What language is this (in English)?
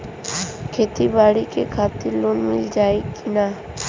Bhojpuri